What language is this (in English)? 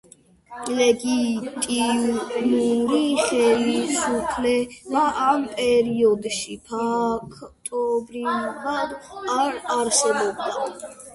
Georgian